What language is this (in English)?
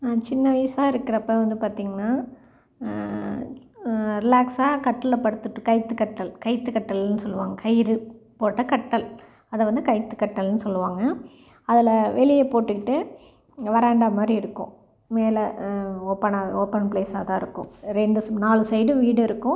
Tamil